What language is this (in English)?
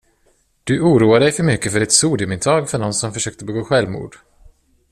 Swedish